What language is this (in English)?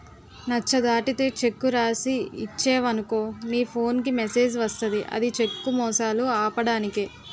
Telugu